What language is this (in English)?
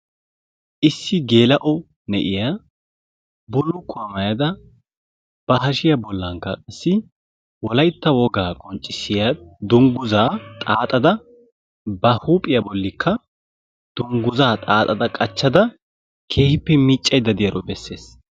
Wolaytta